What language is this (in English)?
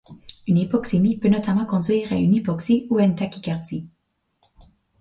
French